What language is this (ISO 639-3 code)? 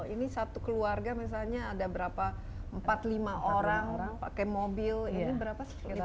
ind